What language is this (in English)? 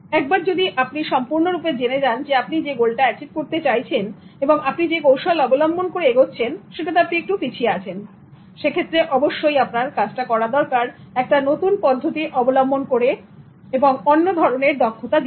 Bangla